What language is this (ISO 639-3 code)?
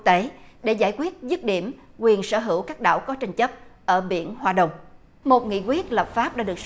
vie